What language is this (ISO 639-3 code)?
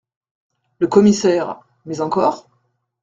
fra